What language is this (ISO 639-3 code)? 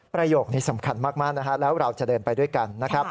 tha